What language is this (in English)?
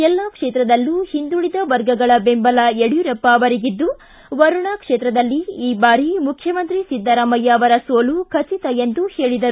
Kannada